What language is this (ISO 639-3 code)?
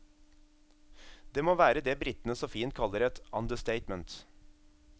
nor